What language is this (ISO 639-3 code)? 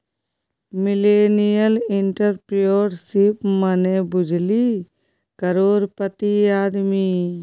mai